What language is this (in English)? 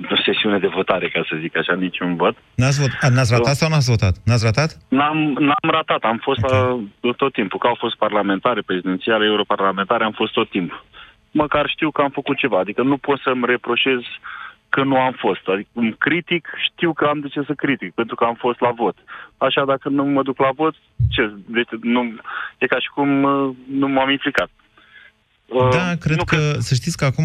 Romanian